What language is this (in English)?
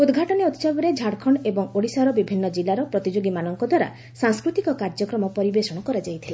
Odia